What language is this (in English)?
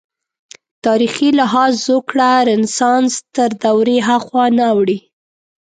Pashto